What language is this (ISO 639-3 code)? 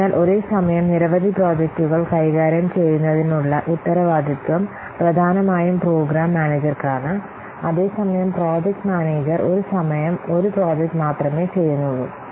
mal